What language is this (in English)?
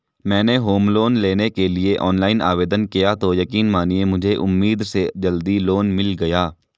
Hindi